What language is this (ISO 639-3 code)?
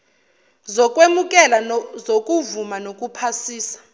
zul